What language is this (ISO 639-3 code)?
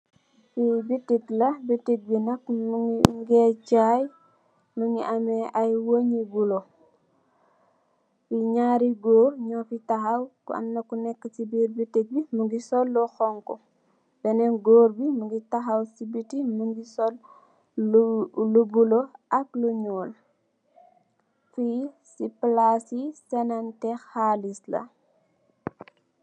wol